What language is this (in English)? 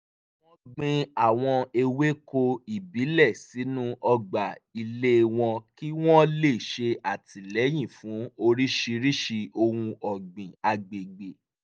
Yoruba